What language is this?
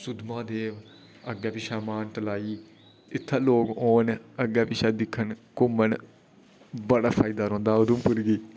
Dogri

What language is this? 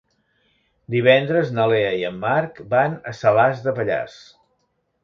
Catalan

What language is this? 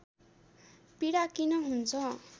Nepali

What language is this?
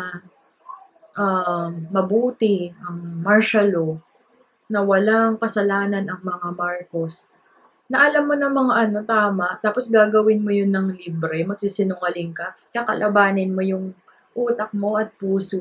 Filipino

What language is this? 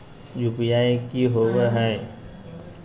Magahi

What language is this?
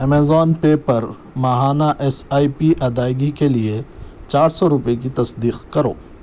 Urdu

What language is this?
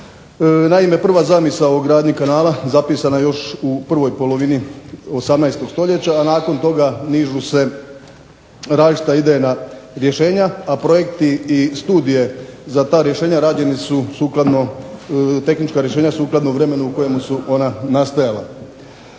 Croatian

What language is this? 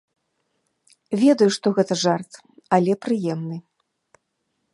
Belarusian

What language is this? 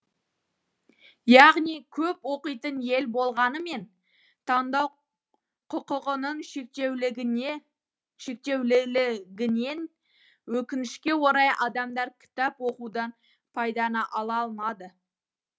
Kazakh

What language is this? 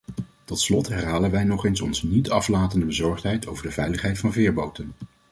Dutch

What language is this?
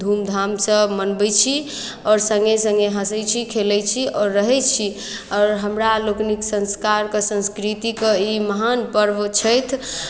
Maithili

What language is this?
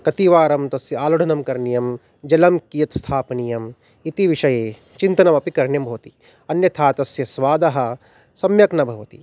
Sanskrit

